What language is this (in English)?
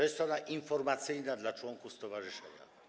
Polish